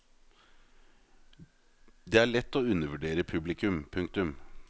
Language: Norwegian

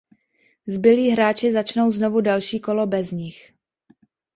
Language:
Czech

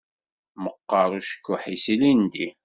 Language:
Kabyle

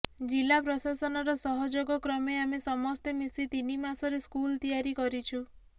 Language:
Odia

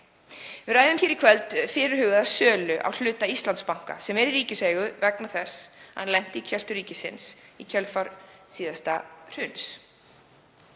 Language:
Icelandic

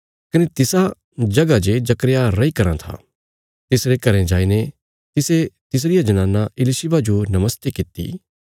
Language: Bilaspuri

